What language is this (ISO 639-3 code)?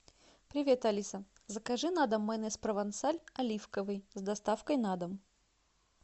rus